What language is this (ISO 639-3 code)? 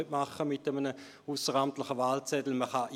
gsw